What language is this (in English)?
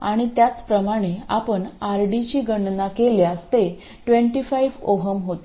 Marathi